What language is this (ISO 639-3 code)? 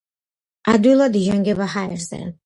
kat